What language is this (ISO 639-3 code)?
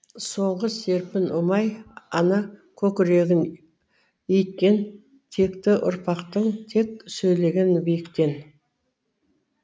kaz